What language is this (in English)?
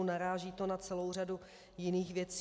Czech